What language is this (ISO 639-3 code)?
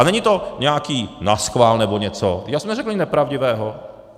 ces